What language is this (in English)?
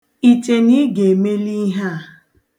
Igbo